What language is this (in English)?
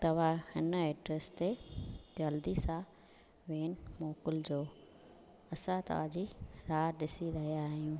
Sindhi